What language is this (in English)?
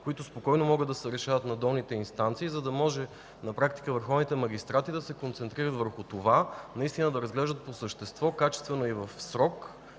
Bulgarian